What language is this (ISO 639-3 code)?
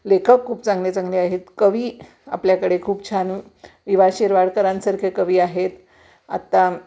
mar